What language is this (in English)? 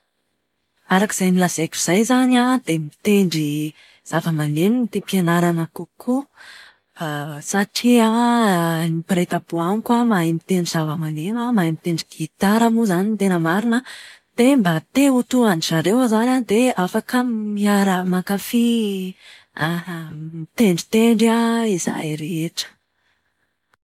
Malagasy